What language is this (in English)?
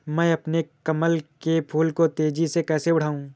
Hindi